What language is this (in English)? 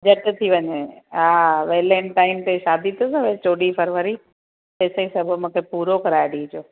Sindhi